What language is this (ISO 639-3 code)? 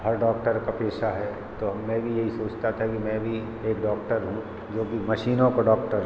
hin